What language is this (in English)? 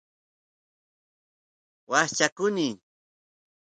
Santiago del Estero Quichua